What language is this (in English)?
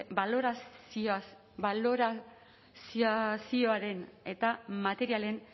Basque